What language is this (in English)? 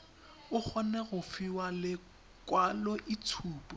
Tswana